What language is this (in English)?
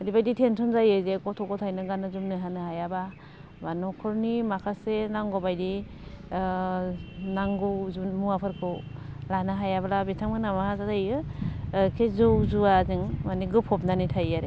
Bodo